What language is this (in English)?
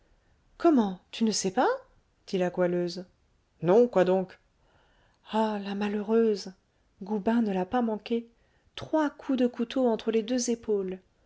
French